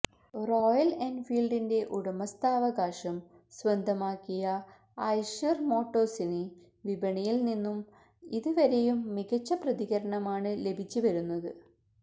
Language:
Malayalam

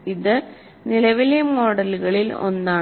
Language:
Malayalam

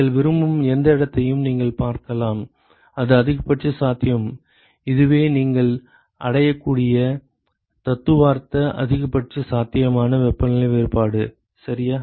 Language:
Tamil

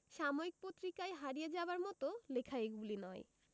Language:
Bangla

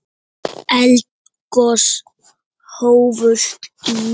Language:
Icelandic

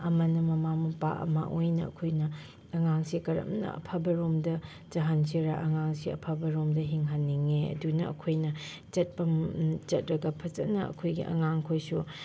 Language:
Manipuri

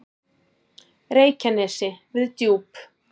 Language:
Icelandic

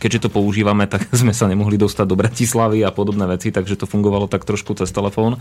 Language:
Slovak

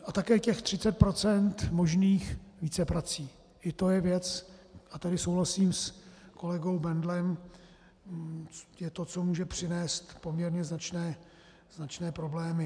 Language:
Czech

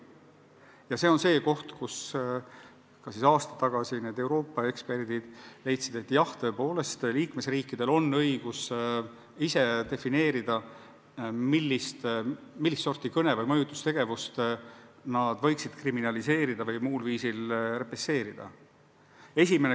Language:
Estonian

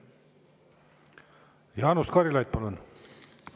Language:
Estonian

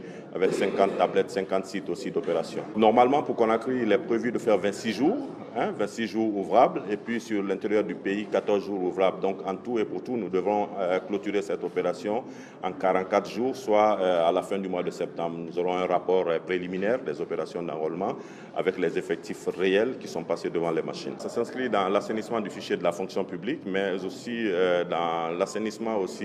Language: French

